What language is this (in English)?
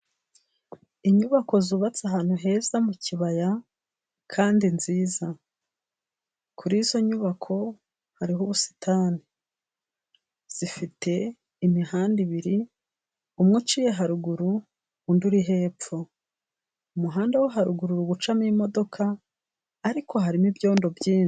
Kinyarwanda